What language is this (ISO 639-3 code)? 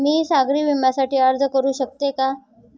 mar